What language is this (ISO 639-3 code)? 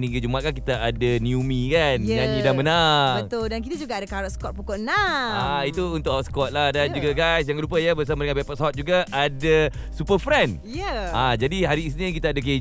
msa